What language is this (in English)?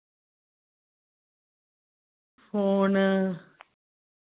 Dogri